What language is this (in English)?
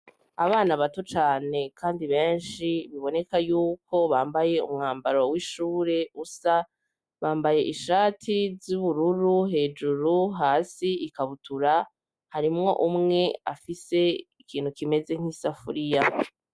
Rundi